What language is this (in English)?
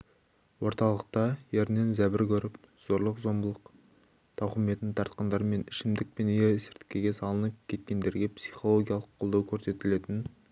Kazakh